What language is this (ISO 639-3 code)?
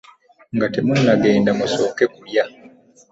lug